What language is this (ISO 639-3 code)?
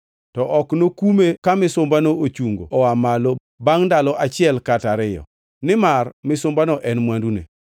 luo